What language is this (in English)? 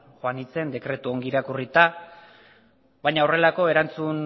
Basque